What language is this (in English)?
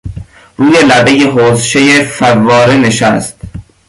Persian